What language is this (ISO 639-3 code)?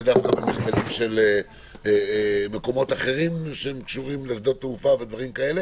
heb